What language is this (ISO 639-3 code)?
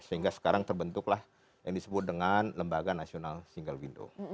ind